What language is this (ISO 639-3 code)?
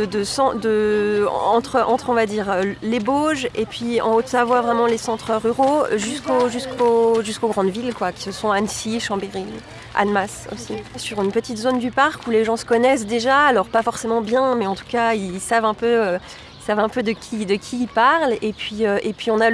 fra